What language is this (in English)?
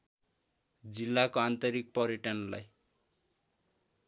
Nepali